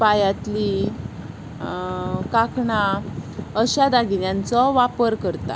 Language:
Konkani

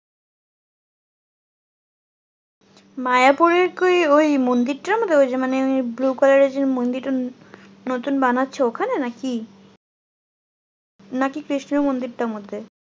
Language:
Bangla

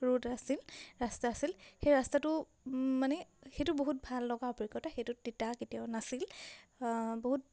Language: Assamese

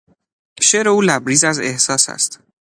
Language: Persian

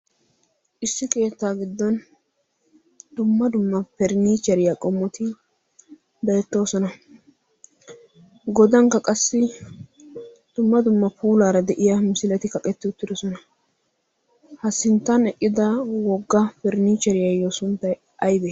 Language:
Wolaytta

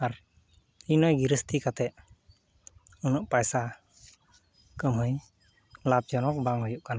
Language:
Santali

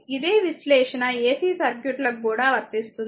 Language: Telugu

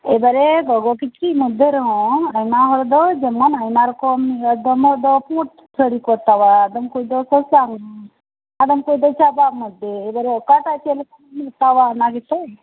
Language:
Santali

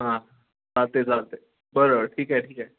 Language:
Marathi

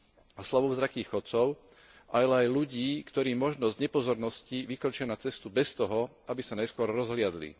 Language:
Slovak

